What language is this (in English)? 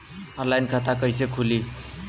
Bhojpuri